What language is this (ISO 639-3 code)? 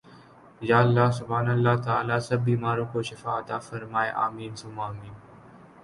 urd